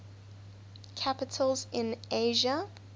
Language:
English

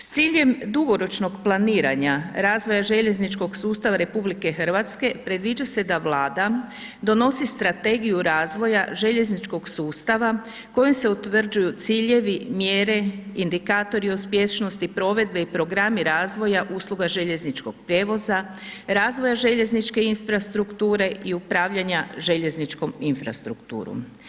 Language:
Croatian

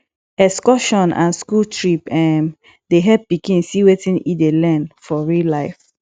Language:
Nigerian Pidgin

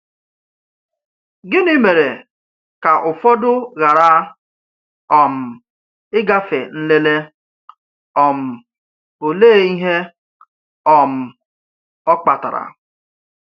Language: Igbo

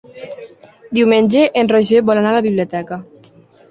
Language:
Catalan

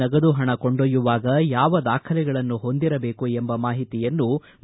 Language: Kannada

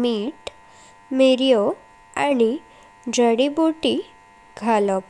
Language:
Konkani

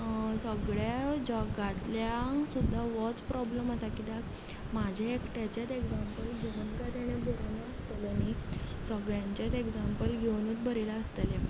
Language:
Konkani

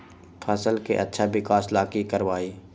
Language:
Magahi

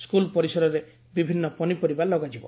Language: Odia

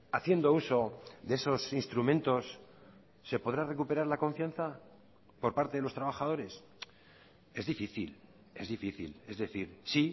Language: Spanish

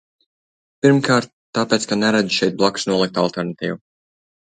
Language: Latvian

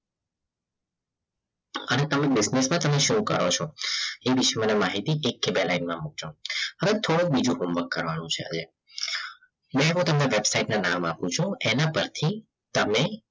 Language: Gujarati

